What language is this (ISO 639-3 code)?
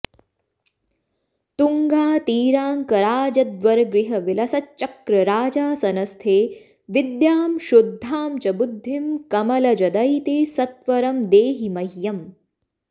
san